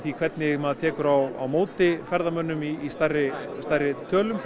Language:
Icelandic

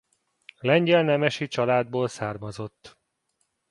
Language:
Hungarian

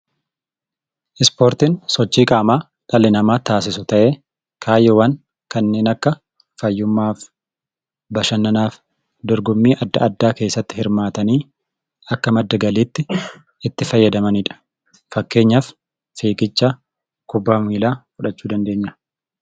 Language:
Oromo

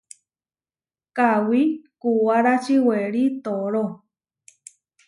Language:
Huarijio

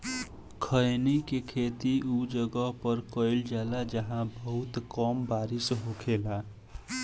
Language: Bhojpuri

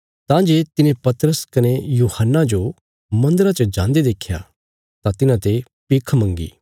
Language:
Bilaspuri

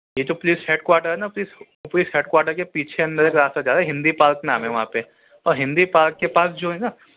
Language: Urdu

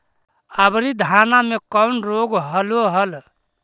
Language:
Magahi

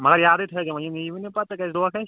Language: Kashmiri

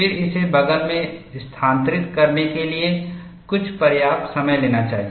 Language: Hindi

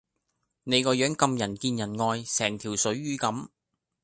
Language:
Cantonese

